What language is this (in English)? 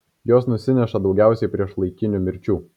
Lithuanian